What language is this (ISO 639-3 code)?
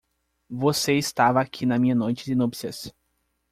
por